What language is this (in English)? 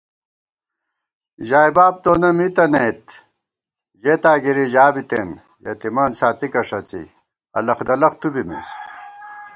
Gawar-Bati